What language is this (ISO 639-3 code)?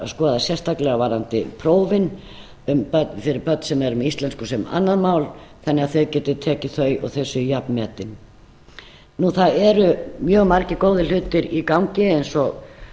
isl